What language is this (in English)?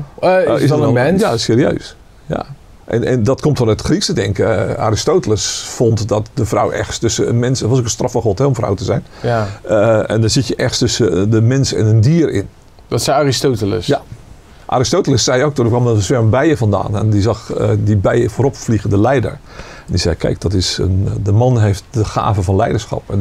Dutch